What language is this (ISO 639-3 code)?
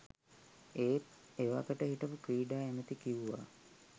sin